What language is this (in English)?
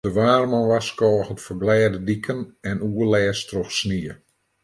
Western Frisian